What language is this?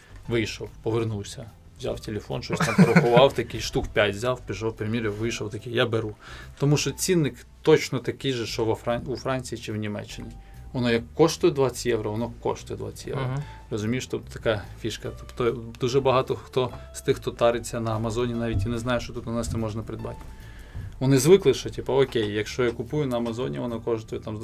Ukrainian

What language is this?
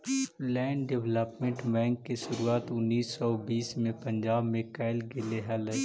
Magahi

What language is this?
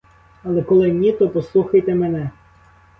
Ukrainian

